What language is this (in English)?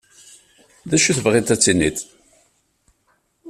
Kabyle